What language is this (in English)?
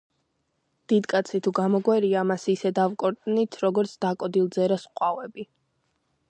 Georgian